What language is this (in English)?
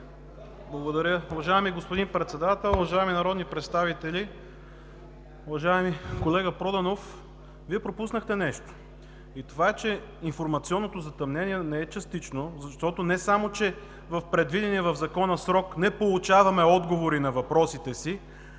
Bulgarian